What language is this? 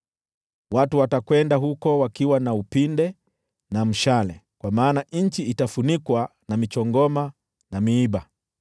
Swahili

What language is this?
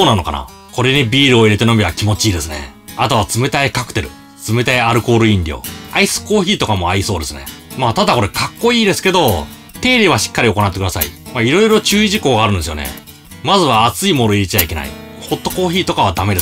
Japanese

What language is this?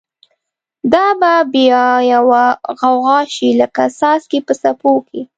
Pashto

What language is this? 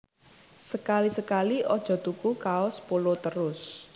Javanese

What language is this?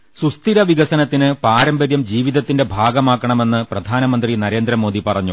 Malayalam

